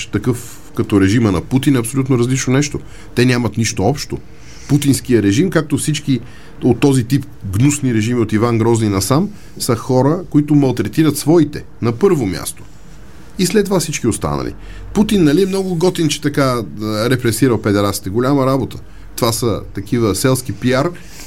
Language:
Bulgarian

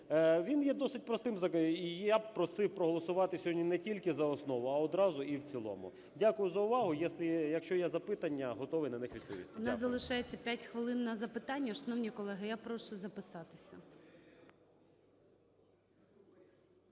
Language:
Ukrainian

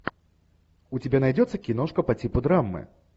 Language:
Russian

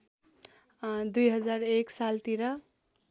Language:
Nepali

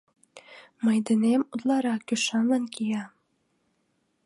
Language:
Mari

